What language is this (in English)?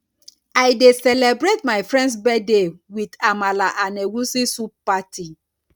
Nigerian Pidgin